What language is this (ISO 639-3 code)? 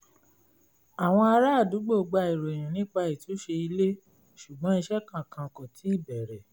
yor